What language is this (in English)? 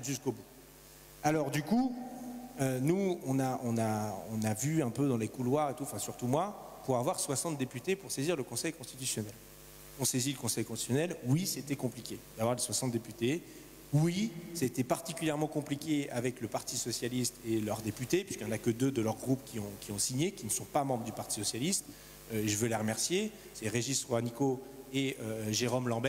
French